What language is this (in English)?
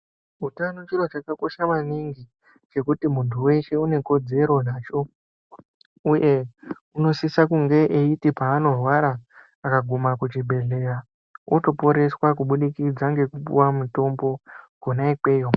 Ndau